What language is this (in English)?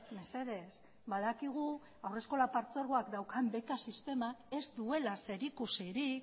Basque